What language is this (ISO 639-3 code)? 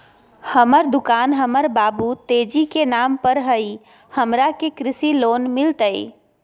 mag